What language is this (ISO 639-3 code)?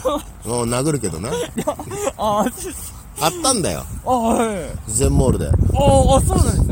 jpn